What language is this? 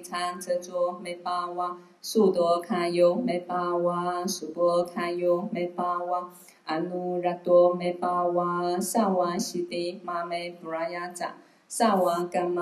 Chinese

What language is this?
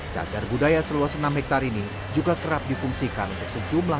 Indonesian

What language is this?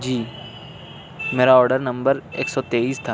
Urdu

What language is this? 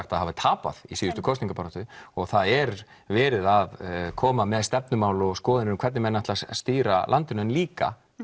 Icelandic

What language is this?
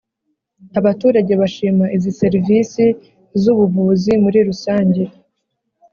Kinyarwanda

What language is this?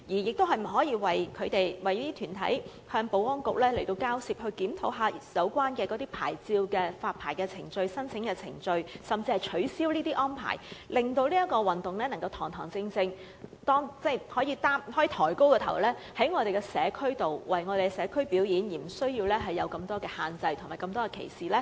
Cantonese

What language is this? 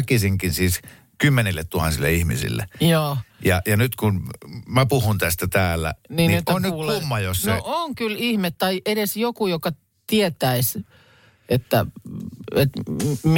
Finnish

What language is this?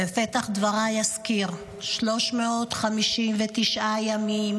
Hebrew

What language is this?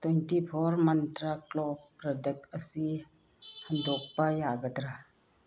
Manipuri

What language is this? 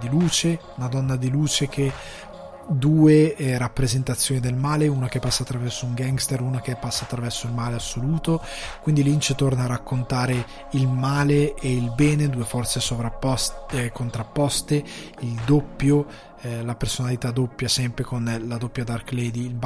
Italian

